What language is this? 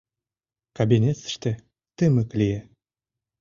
Mari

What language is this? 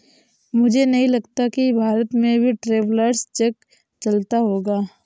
Hindi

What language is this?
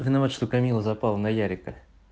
Russian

